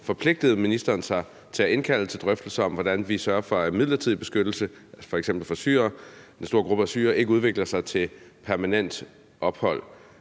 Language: Danish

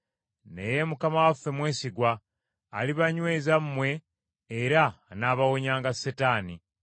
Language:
Ganda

